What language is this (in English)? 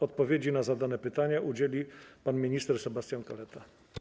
Polish